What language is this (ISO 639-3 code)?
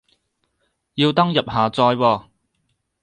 yue